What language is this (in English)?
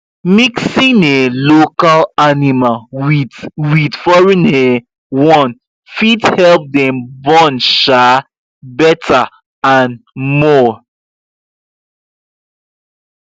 Nigerian Pidgin